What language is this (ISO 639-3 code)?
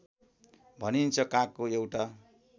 nep